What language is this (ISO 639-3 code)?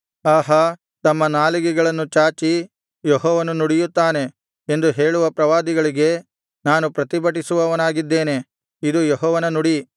kan